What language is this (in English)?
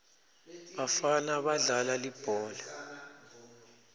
Swati